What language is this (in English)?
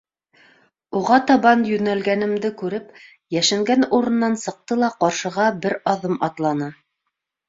Bashkir